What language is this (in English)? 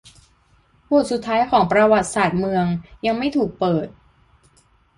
Thai